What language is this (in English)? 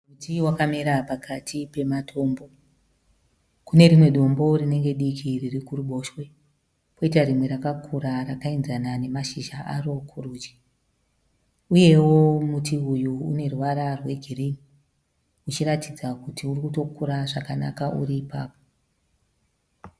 Shona